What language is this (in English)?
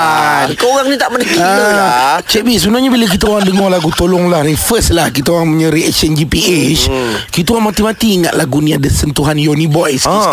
Malay